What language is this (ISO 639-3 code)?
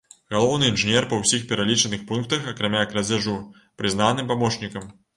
bel